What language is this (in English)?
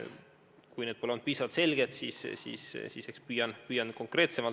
Estonian